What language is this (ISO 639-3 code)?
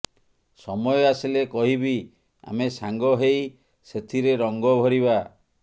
ori